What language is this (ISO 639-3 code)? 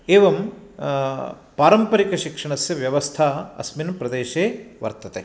san